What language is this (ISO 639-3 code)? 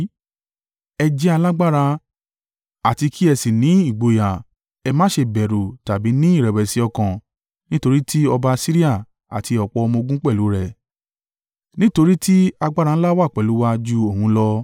yor